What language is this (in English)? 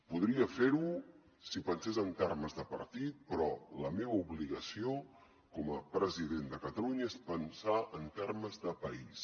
Catalan